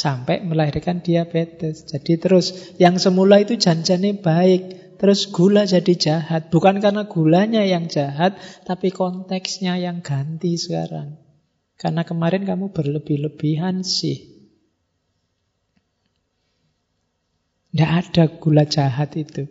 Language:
Indonesian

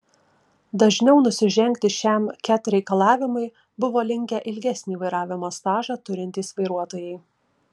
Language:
Lithuanian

